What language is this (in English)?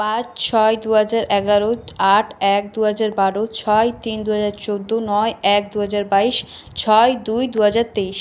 Bangla